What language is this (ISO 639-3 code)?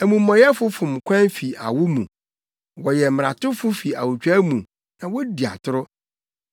aka